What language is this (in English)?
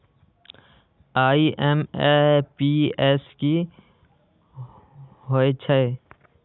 Magahi